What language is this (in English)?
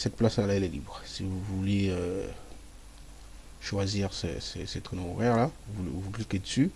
French